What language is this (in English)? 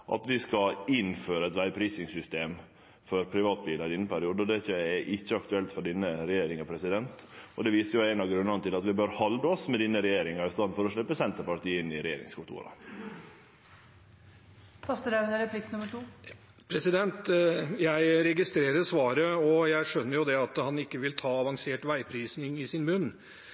Norwegian